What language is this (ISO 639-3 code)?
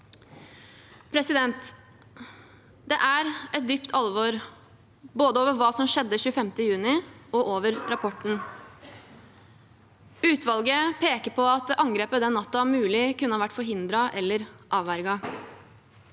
nor